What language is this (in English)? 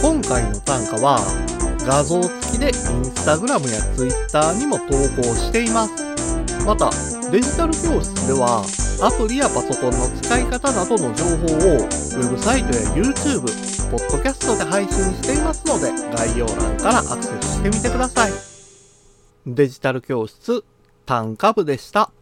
Japanese